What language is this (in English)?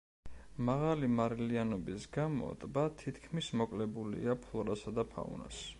Georgian